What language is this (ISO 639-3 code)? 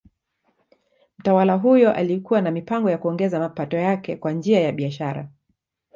swa